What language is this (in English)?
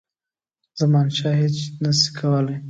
Pashto